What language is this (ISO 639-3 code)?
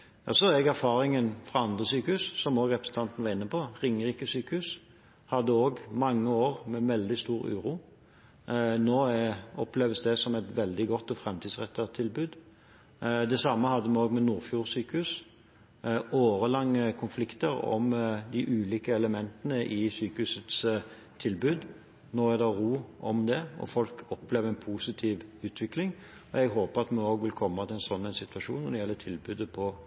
nob